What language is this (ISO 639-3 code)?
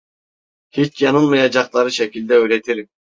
tur